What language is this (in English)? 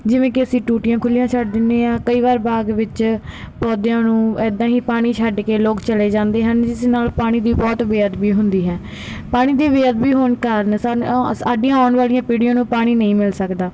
Punjabi